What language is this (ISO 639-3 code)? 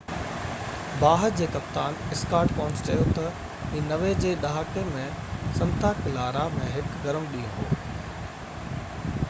snd